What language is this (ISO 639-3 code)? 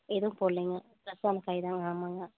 tam